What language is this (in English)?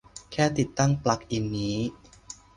Thai